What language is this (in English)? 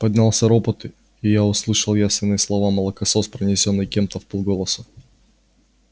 Russian